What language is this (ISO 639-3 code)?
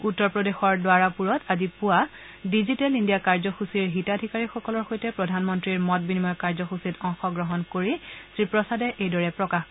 asm